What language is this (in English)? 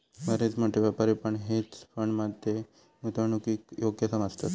Marathi